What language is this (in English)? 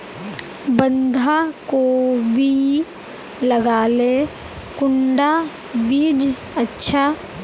Magahi